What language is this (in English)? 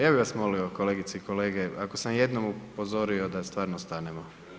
Croatian